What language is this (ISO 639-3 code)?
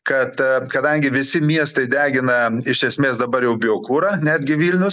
lit